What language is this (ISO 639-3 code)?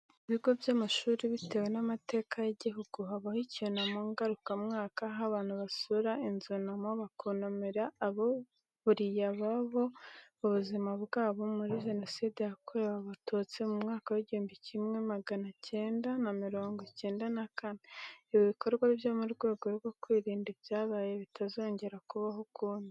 kin